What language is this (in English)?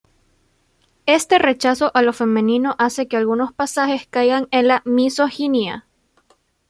Spanish